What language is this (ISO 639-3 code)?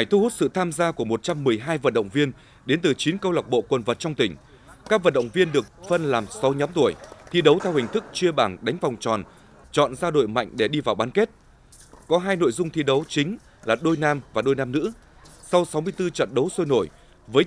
vie